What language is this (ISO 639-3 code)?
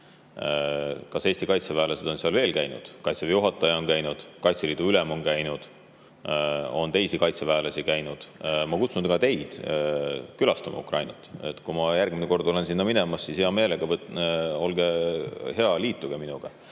est